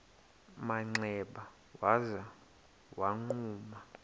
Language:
Xhosa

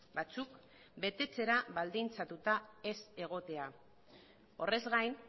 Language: Basque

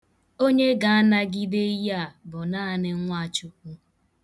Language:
Igbo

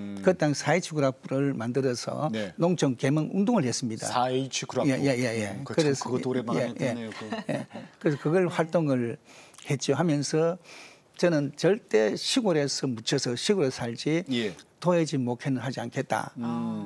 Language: Korean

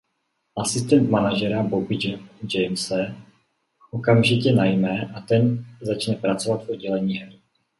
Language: Czech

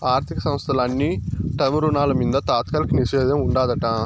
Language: Telugu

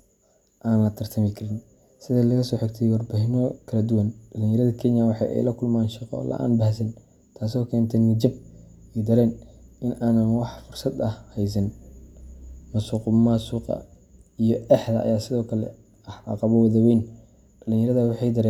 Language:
Somali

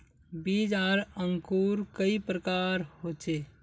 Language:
Magahi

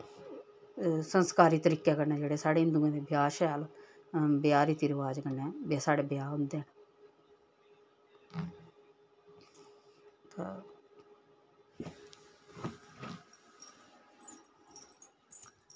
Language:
Dogri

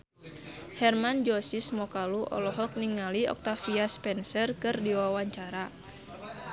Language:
Sundanese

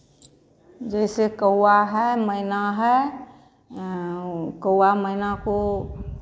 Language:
Hindi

